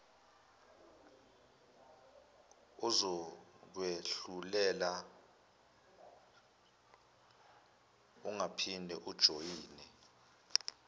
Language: Zulu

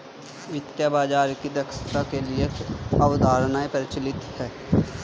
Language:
Hindi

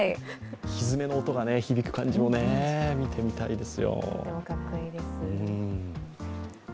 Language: Japanese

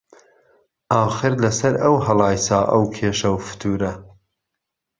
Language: Central Kurdish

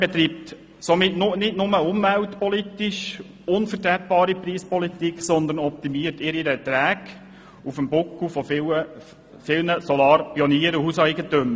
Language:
Swiss German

